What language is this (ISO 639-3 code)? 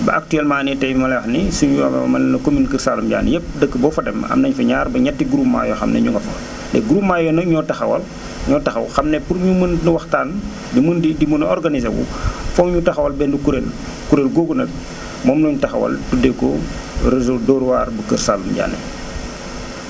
wol